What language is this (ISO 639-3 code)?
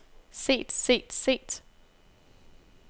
dan